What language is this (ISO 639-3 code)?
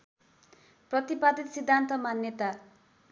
nep